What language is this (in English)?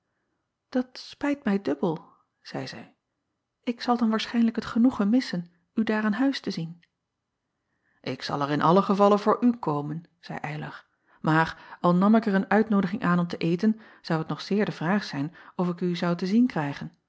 Dutch